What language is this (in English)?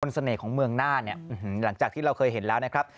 Thai